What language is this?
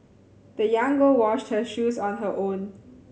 English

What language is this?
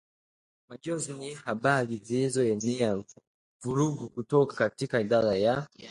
Swahili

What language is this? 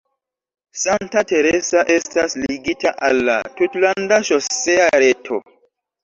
Esperanto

